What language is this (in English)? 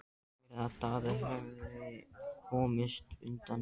Icelandic